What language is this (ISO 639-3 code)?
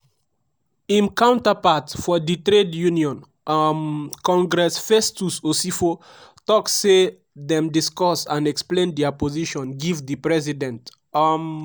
pcm